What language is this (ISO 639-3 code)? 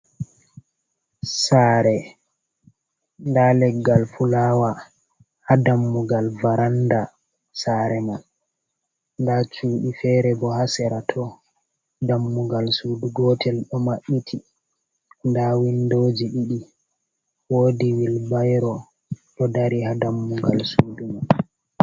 ful